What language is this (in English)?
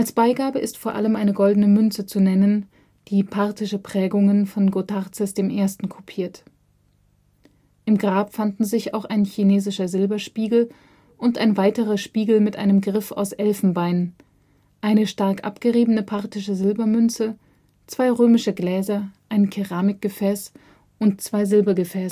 German